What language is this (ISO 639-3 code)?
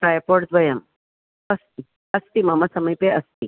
san